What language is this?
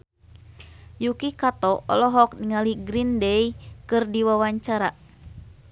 Sundanese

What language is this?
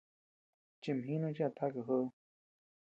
Tepeuxila Cuicatec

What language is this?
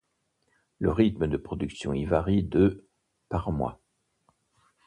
French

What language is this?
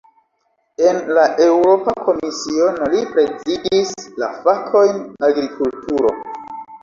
Esperanto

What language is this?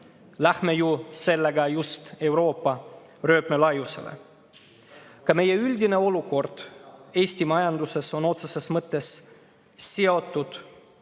Estonian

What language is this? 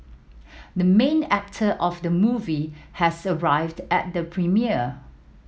English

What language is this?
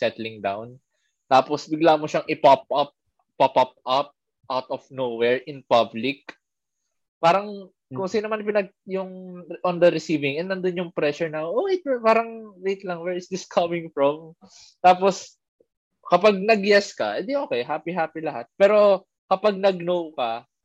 Filipino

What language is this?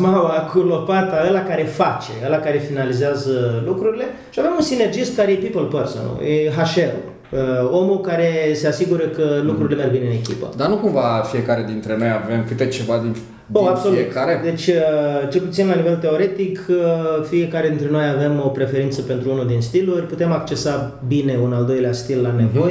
Romanian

